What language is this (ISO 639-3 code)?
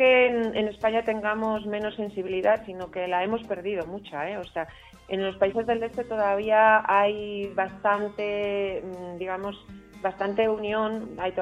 spa